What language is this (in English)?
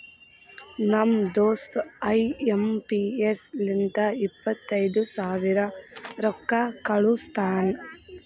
Kannada